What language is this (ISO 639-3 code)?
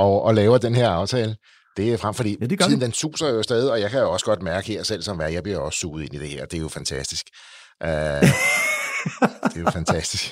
dan